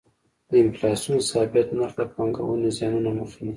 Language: Pashto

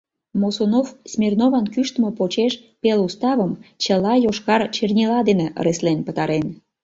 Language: Mari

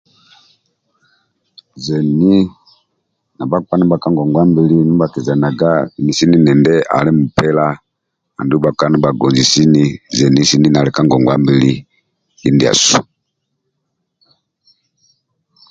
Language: Amba (Uganda)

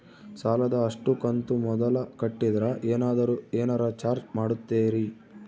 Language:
Kannada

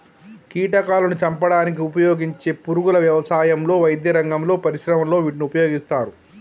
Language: Telugu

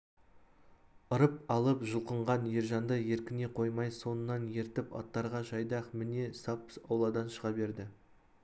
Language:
Kazakh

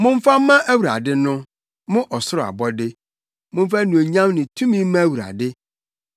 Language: Akan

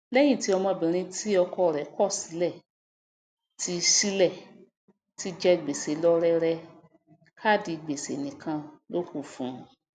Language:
Yoruba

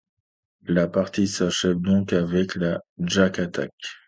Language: French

